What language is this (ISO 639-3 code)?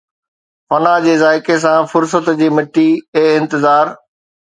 snd